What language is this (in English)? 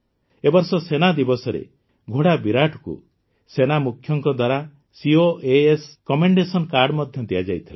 Odia